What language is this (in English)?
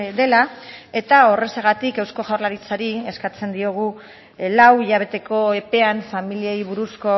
Basque